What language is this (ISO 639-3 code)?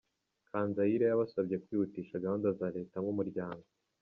kin